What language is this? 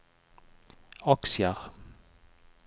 Norwegian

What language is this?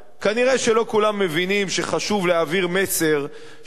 Hebrew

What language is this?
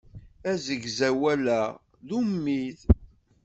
Kabyle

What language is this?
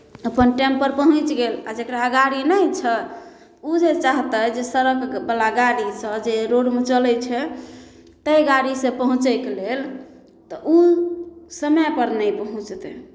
Maithili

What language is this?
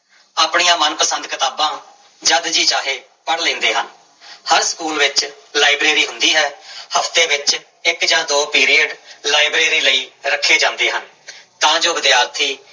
Punjabi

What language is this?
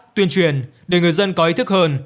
Vietnamese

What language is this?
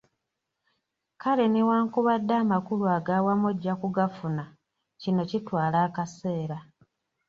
Ganda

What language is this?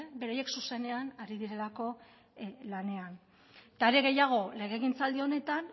Basque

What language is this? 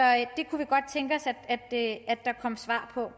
Danish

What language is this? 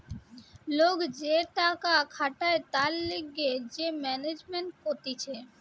Bangla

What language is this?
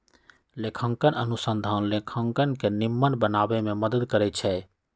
Magahi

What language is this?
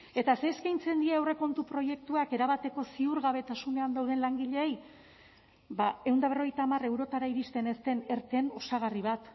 Basque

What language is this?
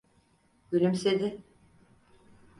Turkish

